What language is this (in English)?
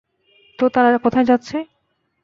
Bangla